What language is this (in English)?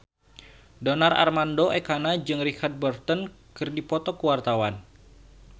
Sundanese